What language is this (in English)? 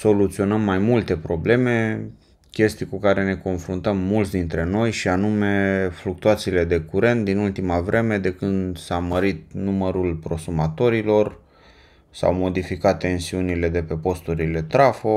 Romanian